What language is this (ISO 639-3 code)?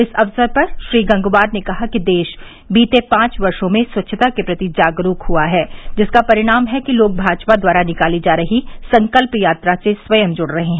hin